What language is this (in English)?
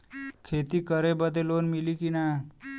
Bhojpuri